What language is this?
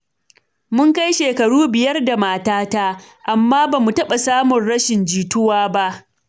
Hausa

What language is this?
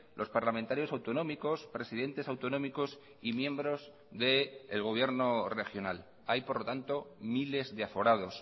Spanish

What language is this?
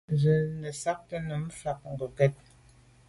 Medumba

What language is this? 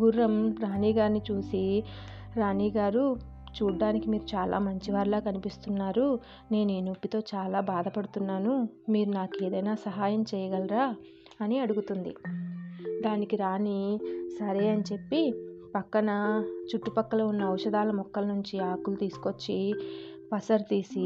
Telugu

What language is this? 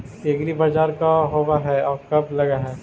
Magahi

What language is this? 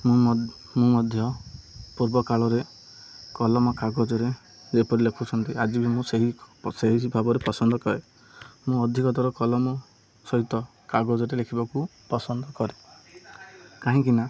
Odia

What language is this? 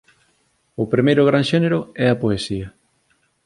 Galician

